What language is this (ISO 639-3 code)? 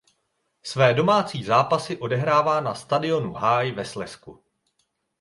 ces